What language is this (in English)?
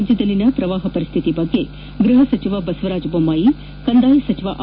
Kannada